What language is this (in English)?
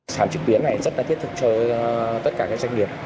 Vietnamese